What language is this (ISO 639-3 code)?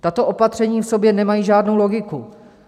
ces